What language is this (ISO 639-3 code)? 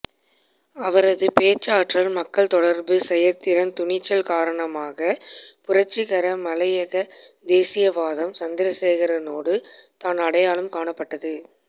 tam